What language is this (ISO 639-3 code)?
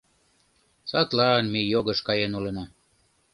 chm